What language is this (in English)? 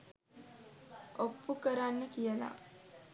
Sinhala